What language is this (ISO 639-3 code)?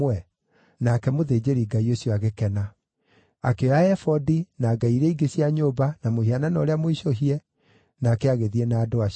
kik